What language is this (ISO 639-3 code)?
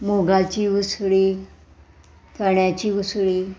kok